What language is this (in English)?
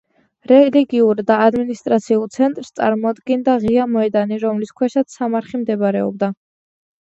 Georgian